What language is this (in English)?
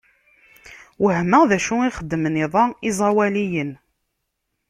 Kabyle